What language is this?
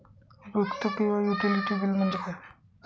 Marathi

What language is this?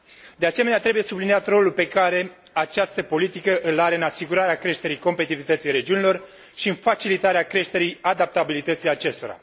Romanian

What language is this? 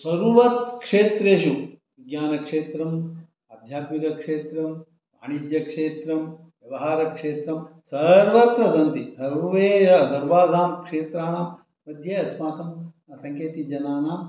Sanskrit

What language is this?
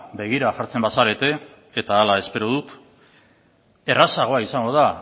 Basque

